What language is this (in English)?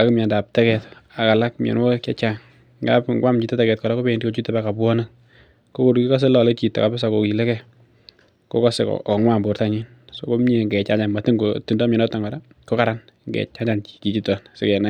Kalenjin